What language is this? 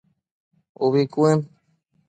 Matsés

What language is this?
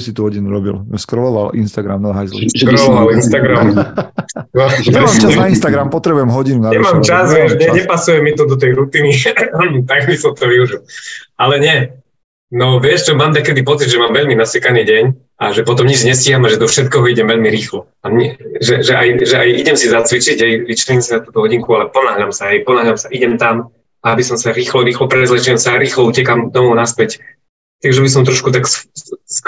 Slovak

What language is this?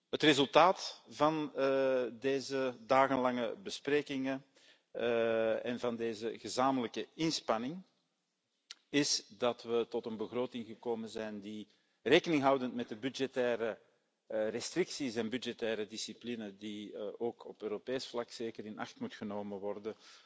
Dutch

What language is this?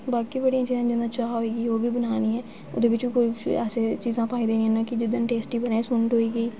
Dogri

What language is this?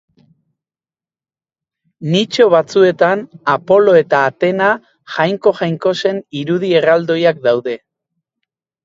Basque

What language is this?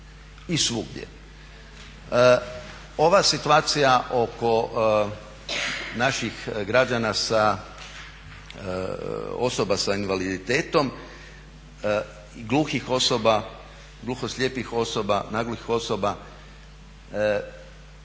Croatian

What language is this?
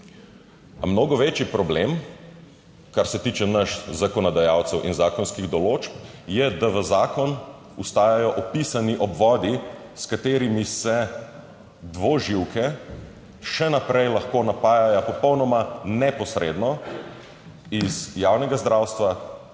Slovenian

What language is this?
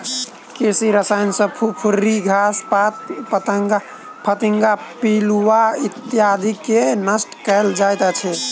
Maithili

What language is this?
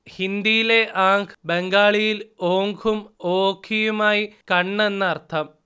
Malayalam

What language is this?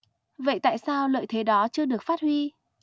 Vietnamese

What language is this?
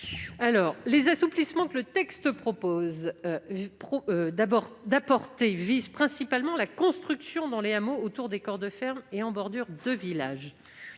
French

